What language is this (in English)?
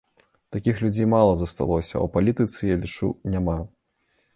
Belarusian